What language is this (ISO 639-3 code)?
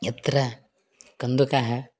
san